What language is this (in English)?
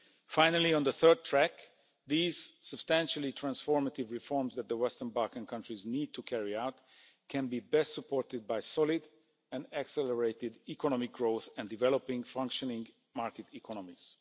English